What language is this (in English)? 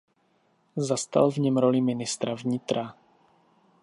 Czech